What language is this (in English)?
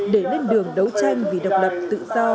Vietnamese